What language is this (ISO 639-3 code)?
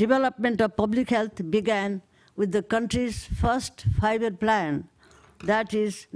eng